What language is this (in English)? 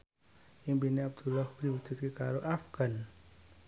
Javanese